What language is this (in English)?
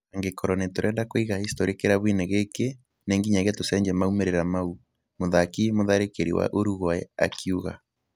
Kikuyu